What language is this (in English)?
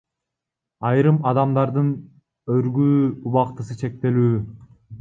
Kyrgyz